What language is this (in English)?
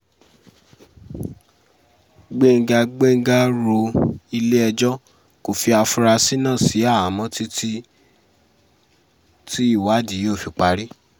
Yoruba